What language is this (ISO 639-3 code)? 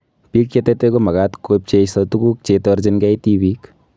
kln